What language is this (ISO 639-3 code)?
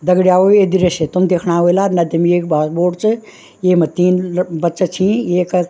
gbm